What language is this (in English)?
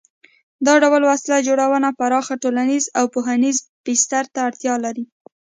Pashto